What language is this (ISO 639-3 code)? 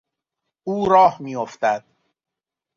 fas